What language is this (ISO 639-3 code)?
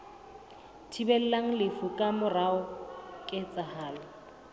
sot